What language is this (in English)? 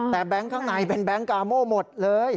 Thai